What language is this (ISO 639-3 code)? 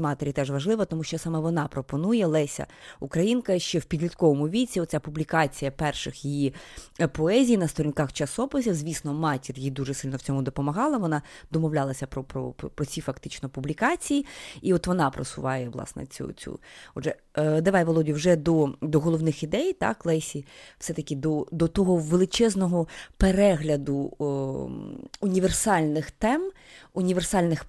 ukr